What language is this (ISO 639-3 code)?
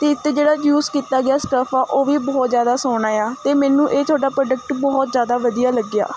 pan